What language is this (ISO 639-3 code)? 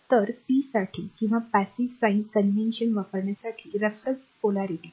mar